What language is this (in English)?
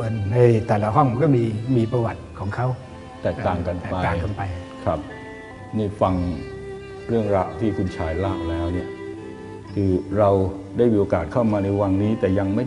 Thai